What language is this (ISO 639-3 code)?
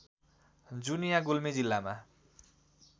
nep